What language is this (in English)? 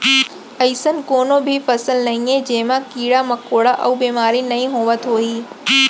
Chhattisgarhi